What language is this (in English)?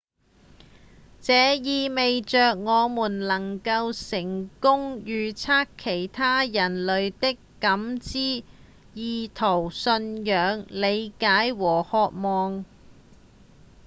Cantonese